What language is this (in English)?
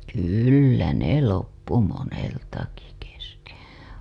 Finnish